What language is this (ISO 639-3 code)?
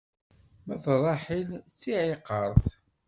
kab